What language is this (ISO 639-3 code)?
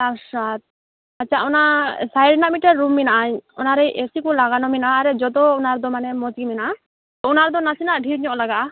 sat